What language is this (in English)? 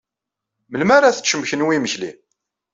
Kabyle